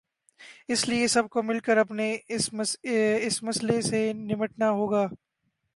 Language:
Urdu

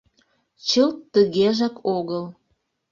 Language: Mari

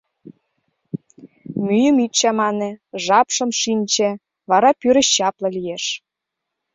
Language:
Mari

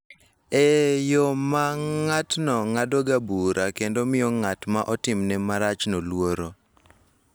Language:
Luo (Kenya and Tanzania)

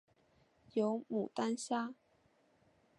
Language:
Chinese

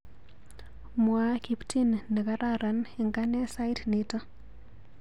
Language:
Kalenjin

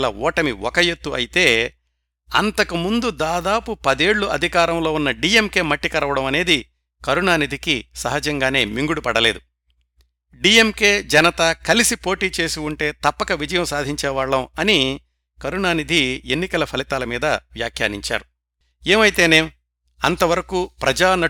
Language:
Telugu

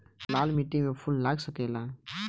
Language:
Bhojpuri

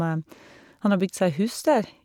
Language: Norwegian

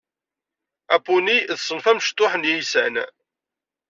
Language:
Kabyle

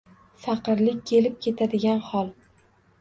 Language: Uzbek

